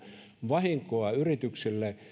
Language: Finnish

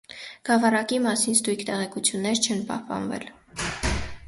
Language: Armenian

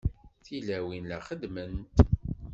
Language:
Kabyle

